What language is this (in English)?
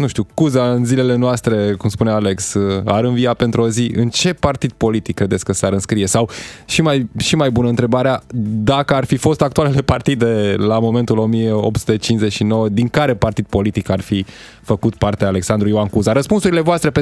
Romanian